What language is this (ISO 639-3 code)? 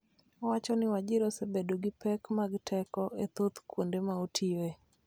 luo